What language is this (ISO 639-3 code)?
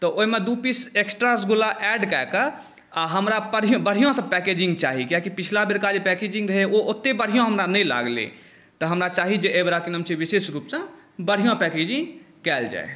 mai